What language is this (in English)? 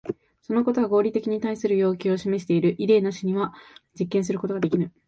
Japanese